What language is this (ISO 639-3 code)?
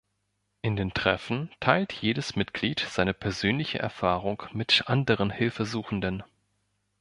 deu